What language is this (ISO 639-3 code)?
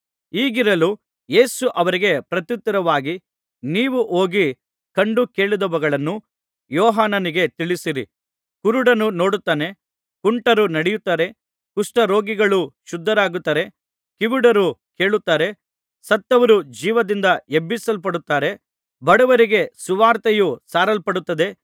kan